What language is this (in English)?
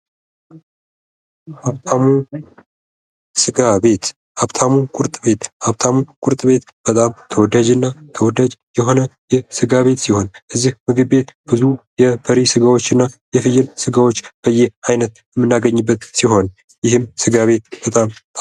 Amharic